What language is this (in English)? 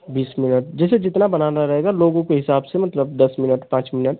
Hindi